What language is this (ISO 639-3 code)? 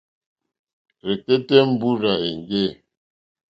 bri